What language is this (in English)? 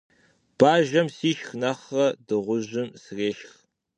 Kabardian